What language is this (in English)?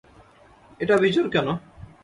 Bangla